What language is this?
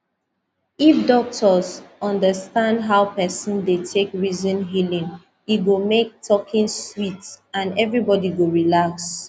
Nigerian Pidgin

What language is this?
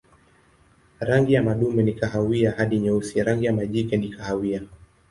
Swahili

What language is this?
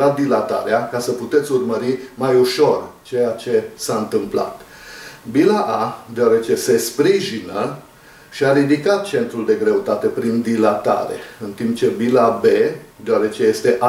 Romanian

